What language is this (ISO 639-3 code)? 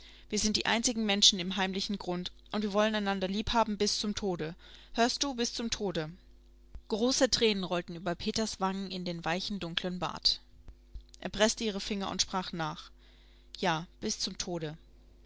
deu